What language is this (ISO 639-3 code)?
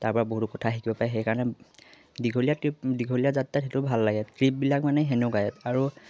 asm